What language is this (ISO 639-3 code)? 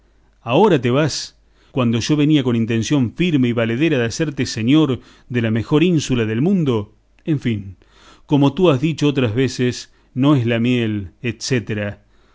spa